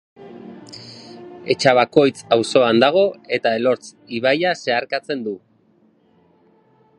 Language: Basque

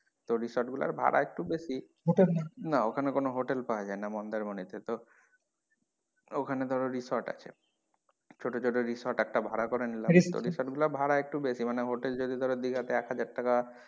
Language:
Bangla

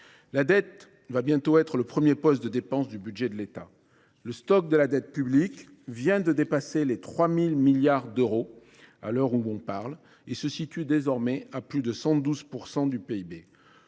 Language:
French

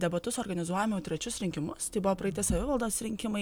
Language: Lithuanian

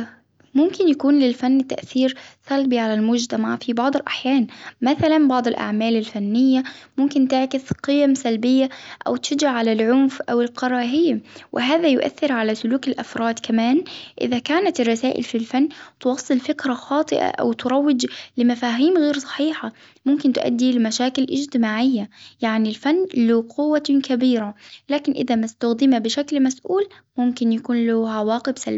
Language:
Hijazi Arabic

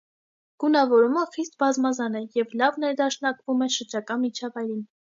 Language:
Armenian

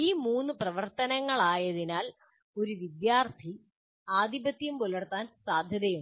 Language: Malayalam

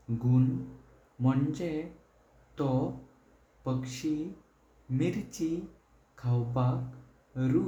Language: Konkani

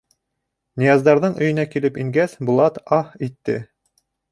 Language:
Bashkir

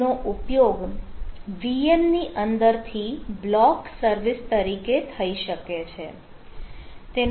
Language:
Gujarati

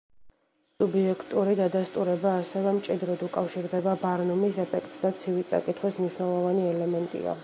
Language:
Georgian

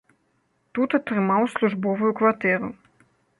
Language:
Belarusian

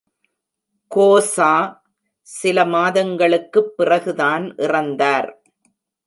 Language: Tamil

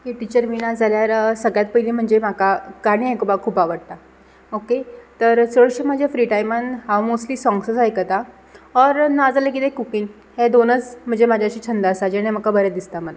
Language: Konkani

